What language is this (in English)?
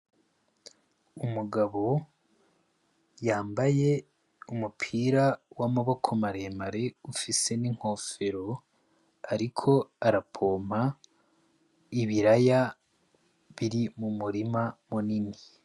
Rundi